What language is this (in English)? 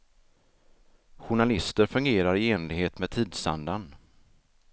Swedish